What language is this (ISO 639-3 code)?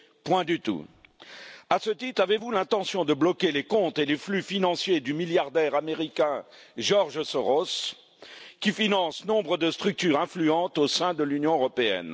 fra